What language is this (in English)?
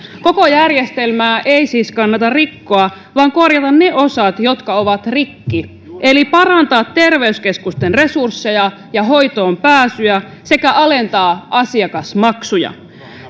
Finnish